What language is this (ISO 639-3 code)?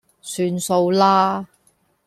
yue